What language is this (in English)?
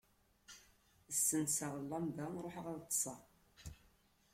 Kabyle